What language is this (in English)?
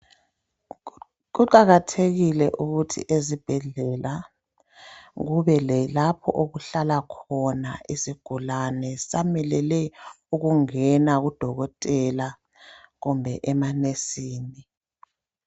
North Ndebele